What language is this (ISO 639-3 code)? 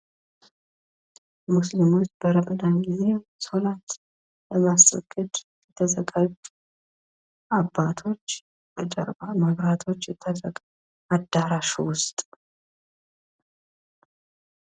amh